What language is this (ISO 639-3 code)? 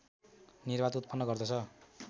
nep